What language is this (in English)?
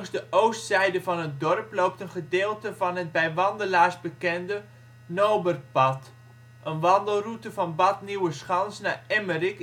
Dutch